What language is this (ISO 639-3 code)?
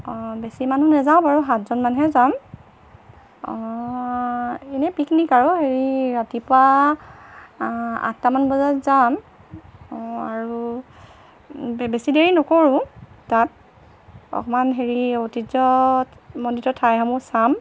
asm